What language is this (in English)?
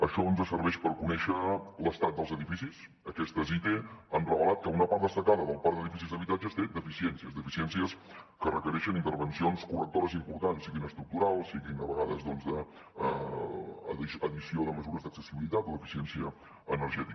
Catalan